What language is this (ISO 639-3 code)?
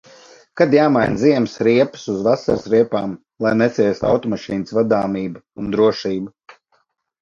lav